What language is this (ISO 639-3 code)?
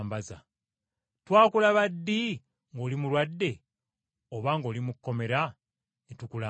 lug